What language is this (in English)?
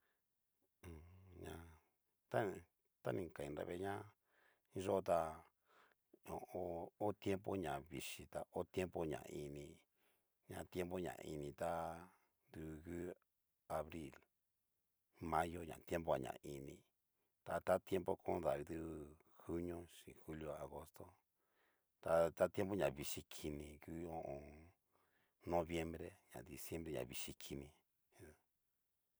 Cacaloxtepec Mixtec